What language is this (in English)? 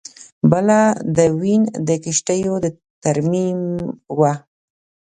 Pashto